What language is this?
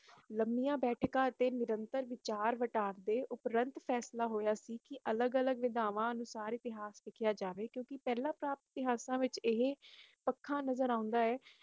Punjabi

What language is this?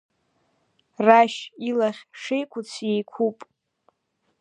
Abkhazian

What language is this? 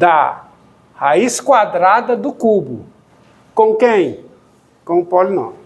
Portuguese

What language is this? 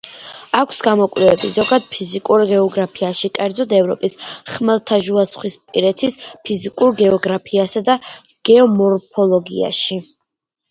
Georgian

